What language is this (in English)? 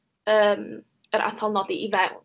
Welsh